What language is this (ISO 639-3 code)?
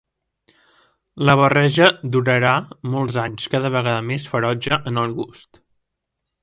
cat